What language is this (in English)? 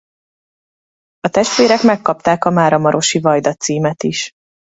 Hungarian